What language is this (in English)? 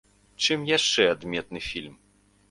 Belarusian